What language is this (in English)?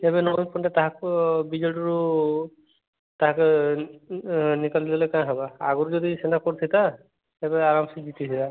Odia